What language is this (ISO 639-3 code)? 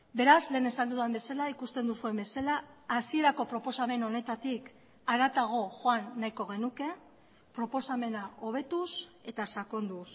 eus